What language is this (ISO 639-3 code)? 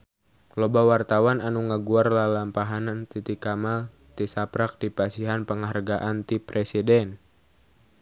sun